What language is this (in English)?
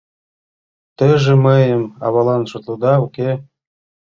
Mari